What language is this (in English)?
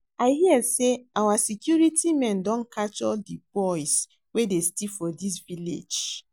Nigerian Pidgin